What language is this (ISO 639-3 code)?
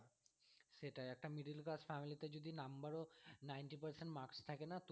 ben